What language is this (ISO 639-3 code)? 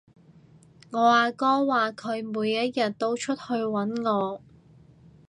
yue